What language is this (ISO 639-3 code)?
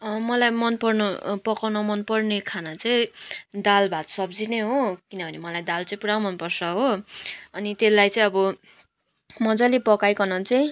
nep